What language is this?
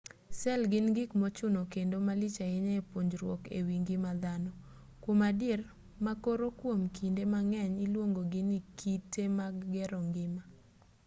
Luo (Kenya and Tanzania)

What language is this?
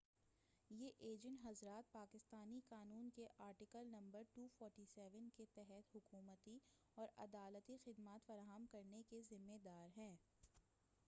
Urdu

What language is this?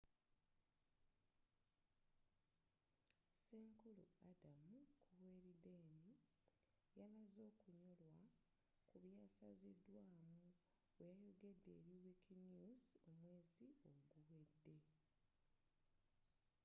Ganda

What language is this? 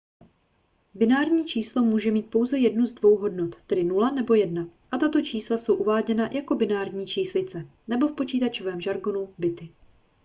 Czech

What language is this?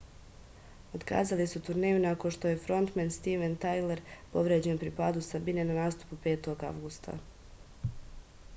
Serbian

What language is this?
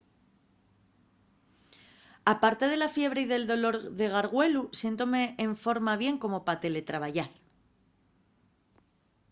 Asturian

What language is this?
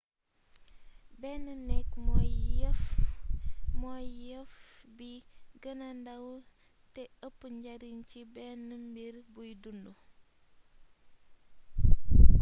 Wolof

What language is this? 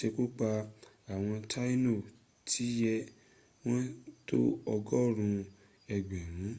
Yoruba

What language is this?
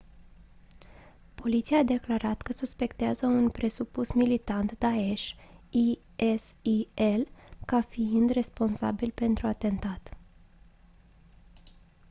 Romanian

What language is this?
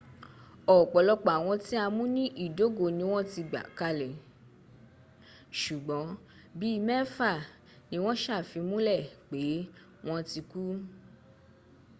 Yoruba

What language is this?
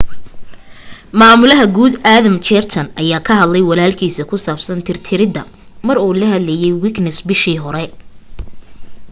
Somali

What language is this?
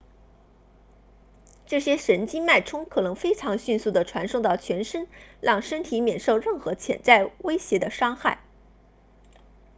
Chinese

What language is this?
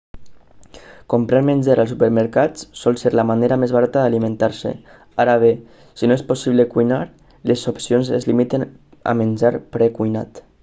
Catalan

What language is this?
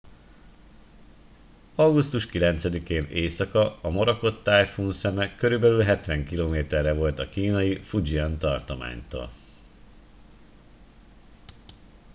Hungarian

